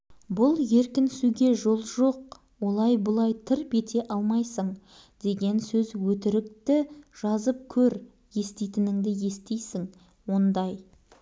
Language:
Kazakh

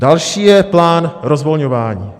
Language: Czech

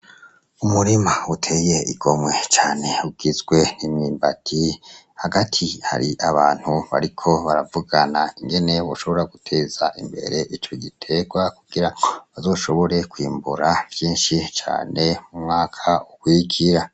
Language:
Rundi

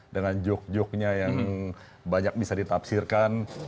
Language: Indonesian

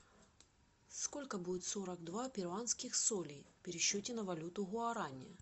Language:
Russian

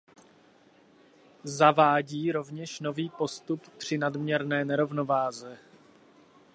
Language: Czech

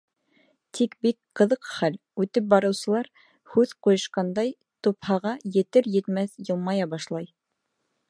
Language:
Bashkir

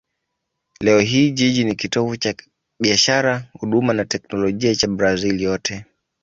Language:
Swahili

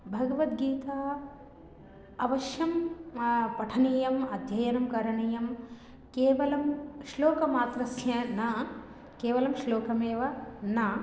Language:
Sanskrit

